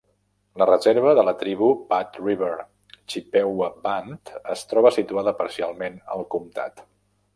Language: Catalan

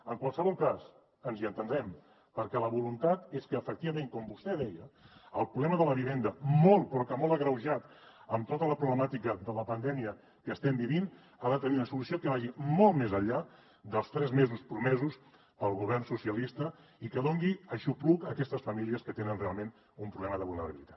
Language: Catalan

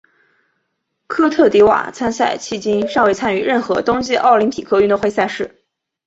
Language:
Chinese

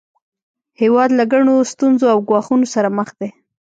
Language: Pashto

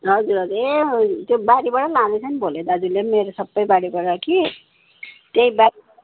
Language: Nepali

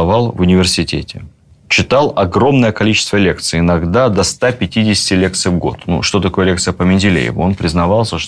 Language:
Russian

